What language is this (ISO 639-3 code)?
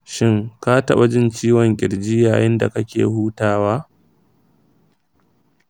hau